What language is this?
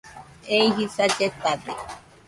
Nüpode Huitoto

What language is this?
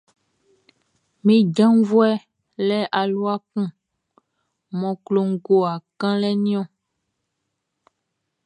Baoulé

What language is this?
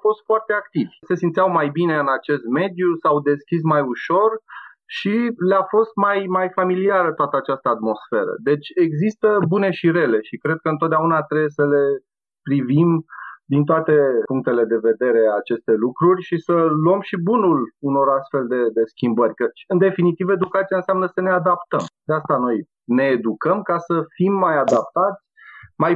Romanian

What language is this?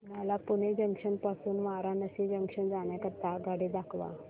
Marathi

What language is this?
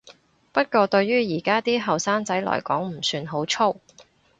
Cantonese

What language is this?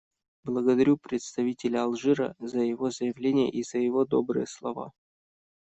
Russian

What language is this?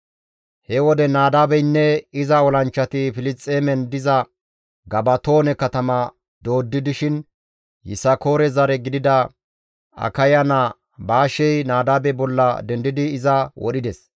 Gamo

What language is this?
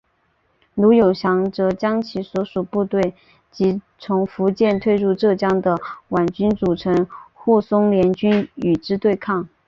Chinese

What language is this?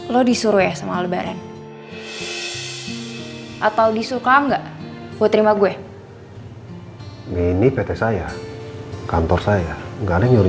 Indonesian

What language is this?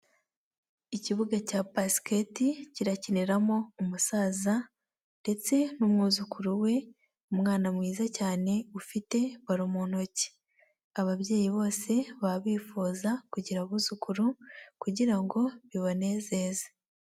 Kinyarwanda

